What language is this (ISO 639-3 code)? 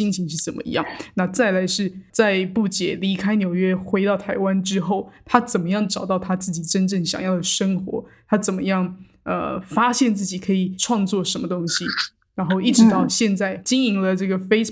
zho